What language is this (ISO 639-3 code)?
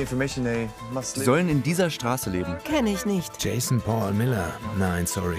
deu